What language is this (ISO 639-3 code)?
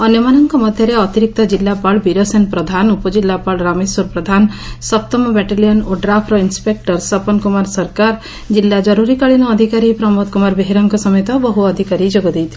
ori